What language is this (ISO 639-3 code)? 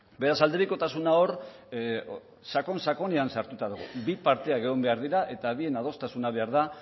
eus